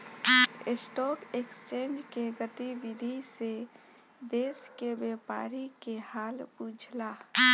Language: Bhojpuri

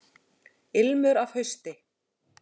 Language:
Icelandic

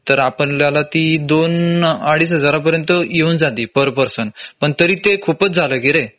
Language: Marathi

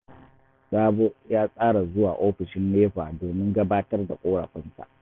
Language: Hausa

